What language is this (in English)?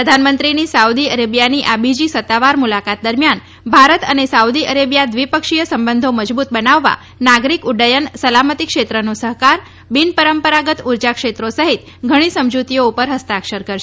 Gujarati